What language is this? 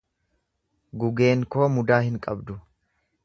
Oromo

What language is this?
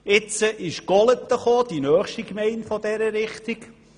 Swiss German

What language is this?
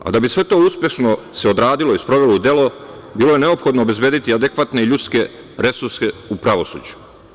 Serbian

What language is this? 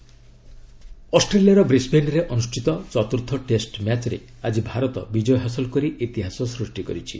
Odia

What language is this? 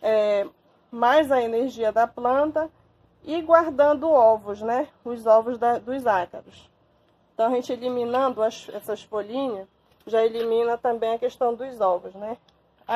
Portuguese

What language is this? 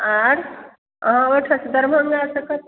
Maithili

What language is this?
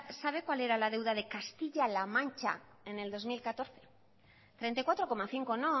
Spanish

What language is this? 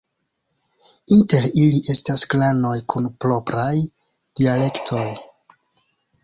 Esperanto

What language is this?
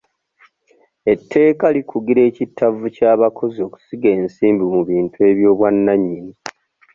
Ganda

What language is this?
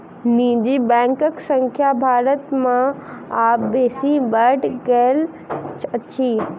Maithili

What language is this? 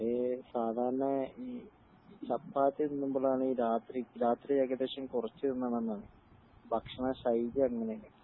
Malayalam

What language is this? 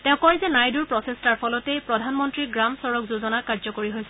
Assamese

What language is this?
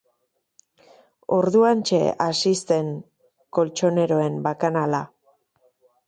Basque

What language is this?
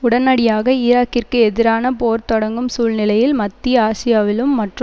Tamil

